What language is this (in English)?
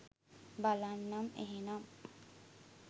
Sinhala